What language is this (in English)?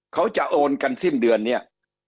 Thai